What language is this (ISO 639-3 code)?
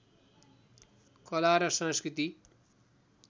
nep